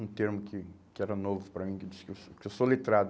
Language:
Portuguese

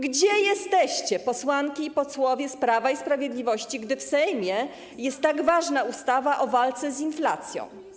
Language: Polish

